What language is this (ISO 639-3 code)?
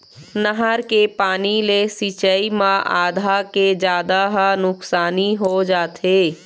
hne